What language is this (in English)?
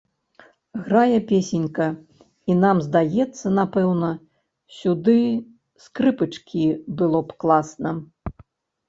Belarusian